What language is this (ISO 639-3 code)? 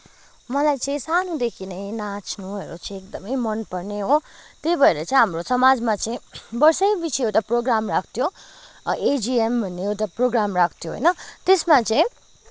nep